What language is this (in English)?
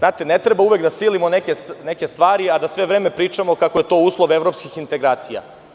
Serbian